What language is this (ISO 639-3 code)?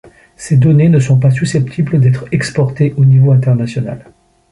fra